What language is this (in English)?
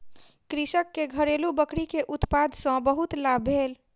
Maithili